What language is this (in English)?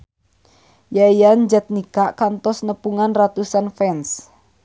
Sundanese